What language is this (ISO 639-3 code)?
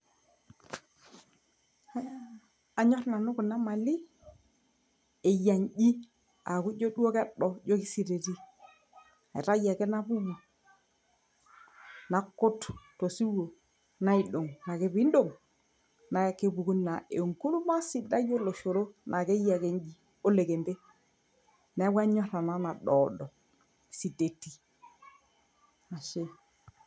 mas